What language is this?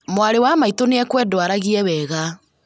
Kikuyu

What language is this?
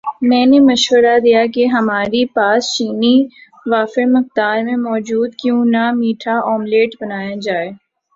Urdu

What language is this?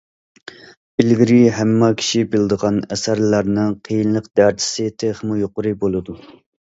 Uyghur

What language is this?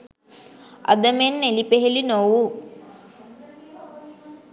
Sinhala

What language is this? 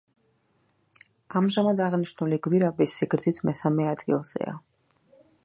Georgian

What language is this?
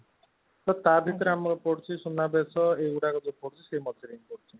Odia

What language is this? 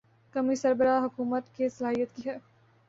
Urdu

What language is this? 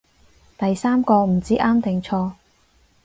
Cantonese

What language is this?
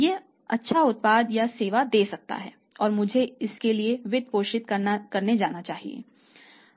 Hindi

